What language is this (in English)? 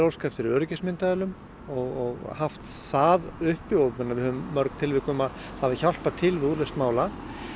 Icelandic